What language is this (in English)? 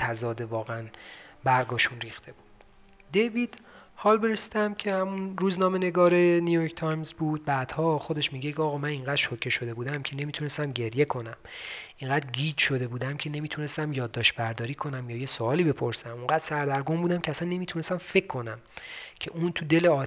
Persian